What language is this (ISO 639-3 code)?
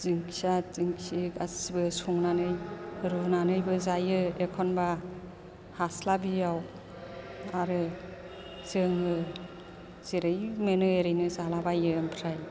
brx